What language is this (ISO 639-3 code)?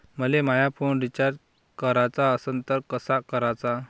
mar